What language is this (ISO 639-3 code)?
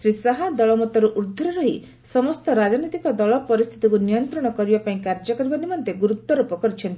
ori